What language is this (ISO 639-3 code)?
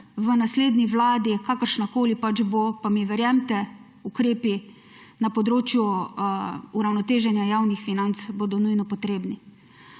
slv